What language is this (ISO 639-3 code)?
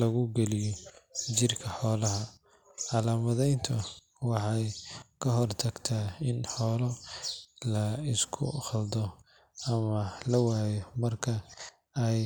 som